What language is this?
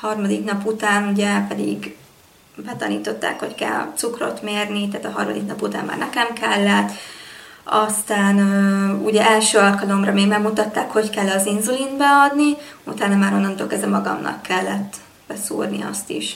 Hungarian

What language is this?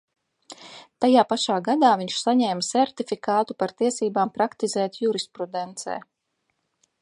Latvian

